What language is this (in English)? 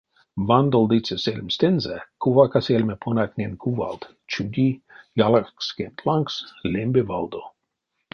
Erzya